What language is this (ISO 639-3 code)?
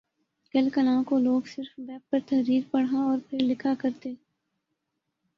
urd